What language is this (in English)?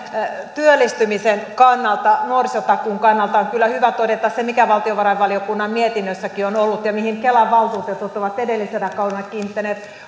Finnish